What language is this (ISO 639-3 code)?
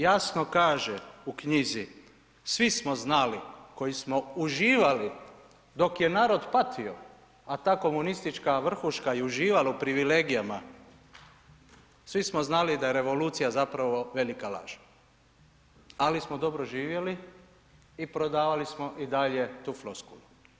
hrv